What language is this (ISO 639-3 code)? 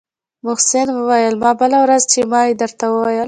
pus